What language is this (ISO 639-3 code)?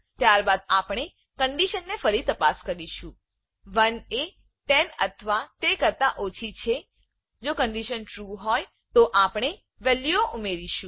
guj